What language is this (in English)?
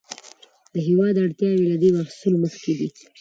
Pashto